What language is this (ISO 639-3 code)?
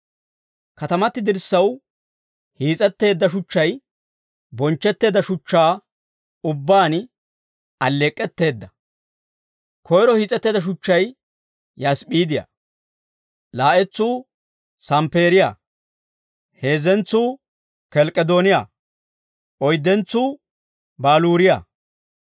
dwr